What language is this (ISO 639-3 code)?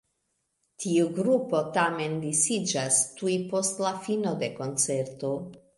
epo